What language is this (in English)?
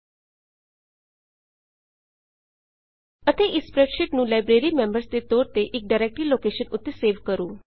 Punjabi